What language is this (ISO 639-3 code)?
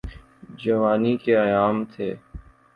urd